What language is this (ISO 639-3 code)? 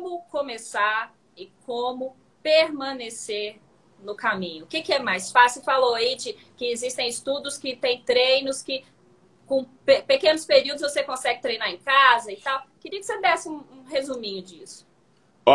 por